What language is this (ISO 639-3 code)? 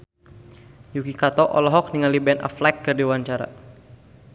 sun